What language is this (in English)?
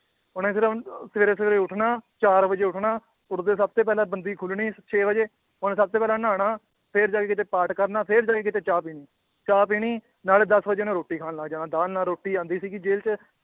Punjabi